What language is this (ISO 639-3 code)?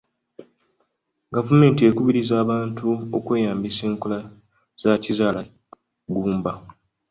lug